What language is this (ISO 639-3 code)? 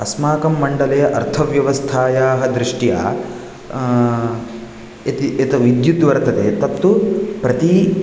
san